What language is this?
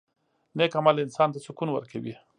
Pashto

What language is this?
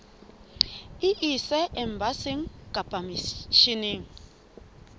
Southern Sotho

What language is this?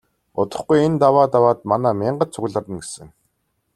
Mongolian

